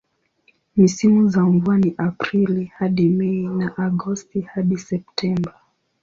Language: Swahili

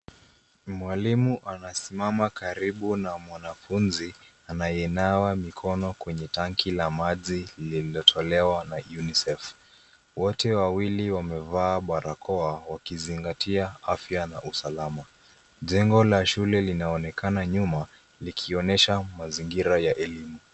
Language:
Swahili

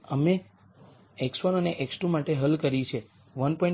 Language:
Gujarati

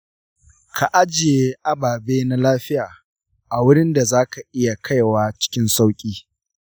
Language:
Hausa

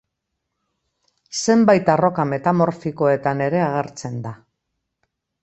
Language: Basque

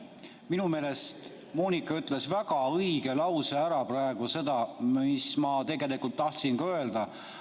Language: Estonian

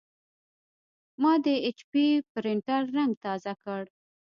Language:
Pashto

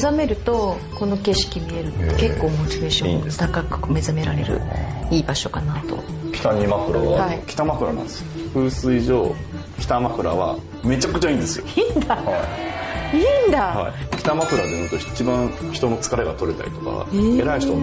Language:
Japanese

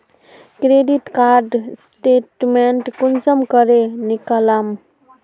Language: Magahi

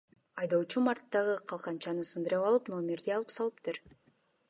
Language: Kyrgyz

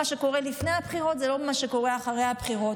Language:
Hebrew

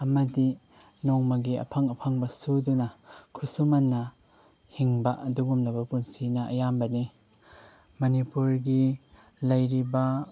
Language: Manipuri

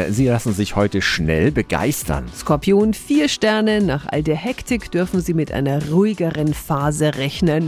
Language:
German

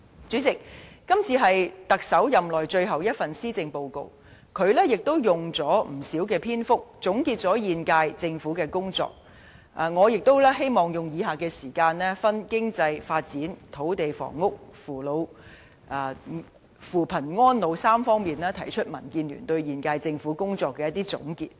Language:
Cantonese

